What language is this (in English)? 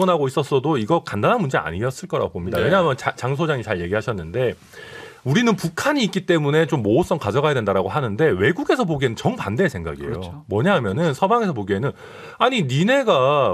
Korean